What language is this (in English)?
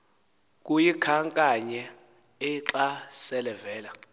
Xhosa